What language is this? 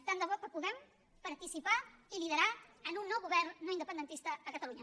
Catalan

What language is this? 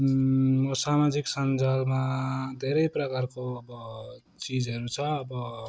Nepali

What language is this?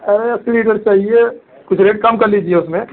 Hindi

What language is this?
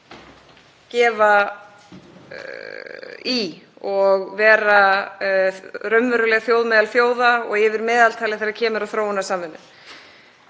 Icelandic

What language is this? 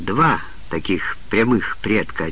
Russian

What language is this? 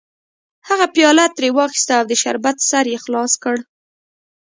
Pashto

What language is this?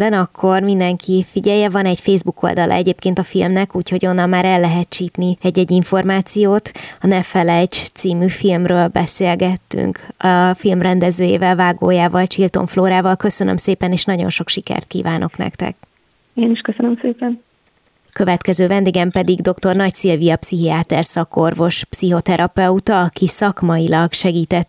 Hungarian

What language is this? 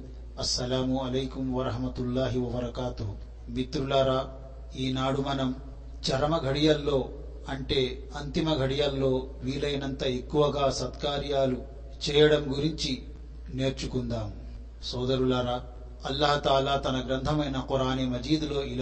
Telugu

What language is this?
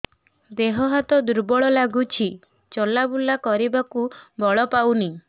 Odia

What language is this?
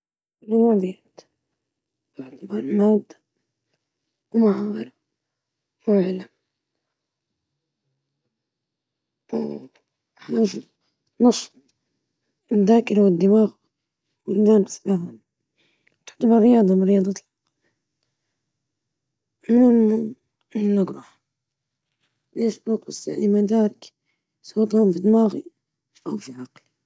Libyan Arabic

